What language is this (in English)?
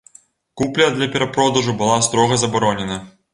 Belarusian